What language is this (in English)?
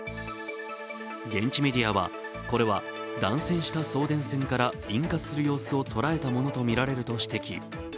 Japanese